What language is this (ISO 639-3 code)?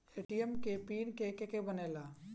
bho